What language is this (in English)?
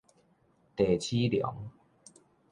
Min Nan Chinese